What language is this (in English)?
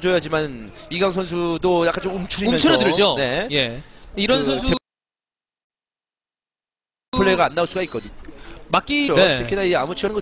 Korean